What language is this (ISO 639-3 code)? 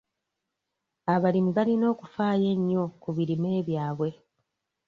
lug